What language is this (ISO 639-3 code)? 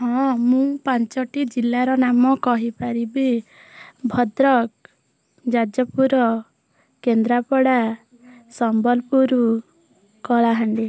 ori